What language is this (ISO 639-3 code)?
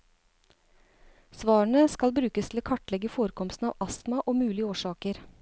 nor